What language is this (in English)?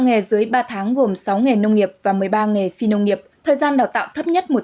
Vietnamese